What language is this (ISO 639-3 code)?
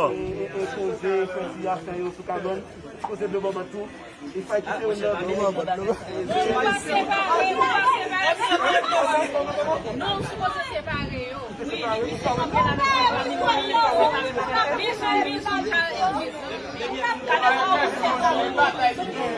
fra